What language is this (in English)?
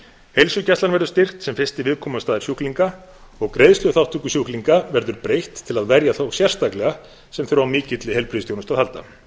Icelandic